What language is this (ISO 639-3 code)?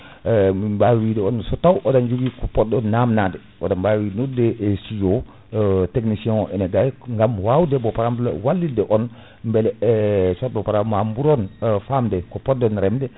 ful